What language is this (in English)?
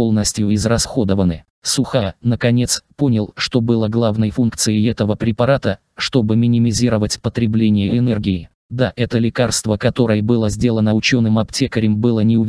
Russian